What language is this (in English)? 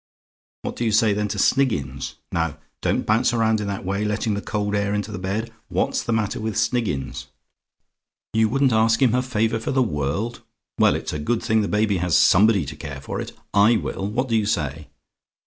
English